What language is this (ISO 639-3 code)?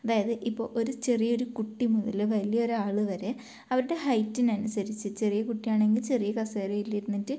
mal